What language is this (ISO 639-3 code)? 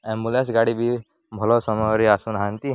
ori